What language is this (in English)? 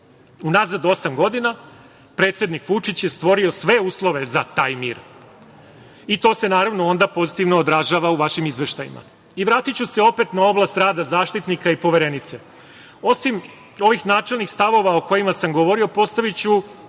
Serbian